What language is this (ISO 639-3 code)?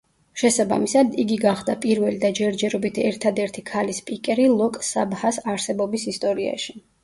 kat